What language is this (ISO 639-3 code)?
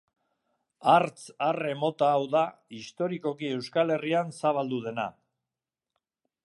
eus